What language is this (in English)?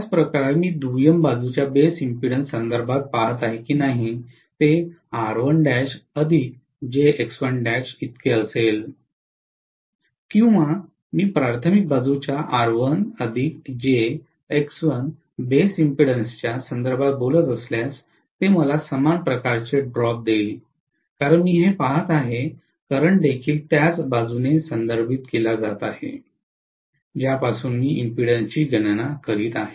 Marathi